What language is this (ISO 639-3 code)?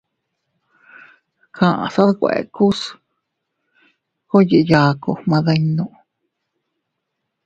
cut